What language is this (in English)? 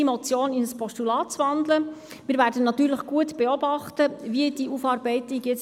Swiss German